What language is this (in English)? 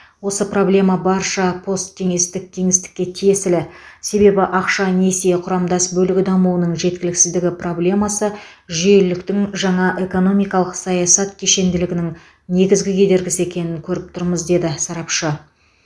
Kazakh